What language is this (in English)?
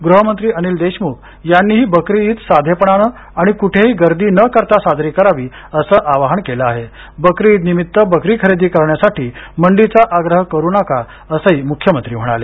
Marathi